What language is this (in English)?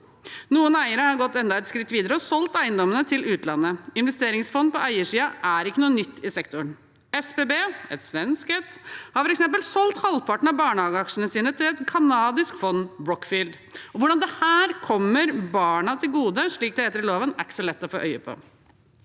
Norwegian